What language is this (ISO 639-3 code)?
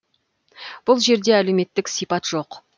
kaz